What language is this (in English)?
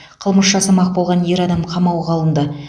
Kazakh